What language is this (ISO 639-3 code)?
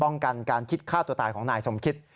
tha